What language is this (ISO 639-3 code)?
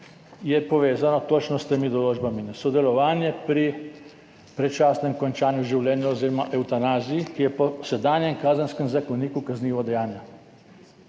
slv